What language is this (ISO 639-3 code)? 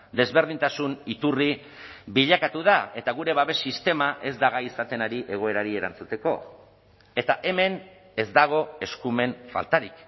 eus